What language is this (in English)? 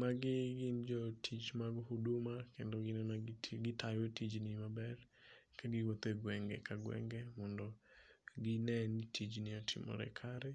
Luo (Kenya and Tanzania)